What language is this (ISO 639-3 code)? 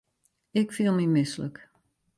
fry